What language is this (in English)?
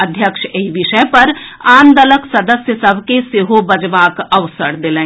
Maithili